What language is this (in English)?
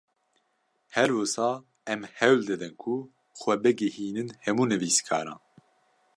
Kurdish